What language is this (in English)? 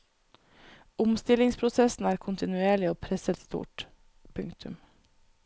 Norwegian